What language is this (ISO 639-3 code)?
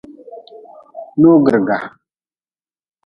nmz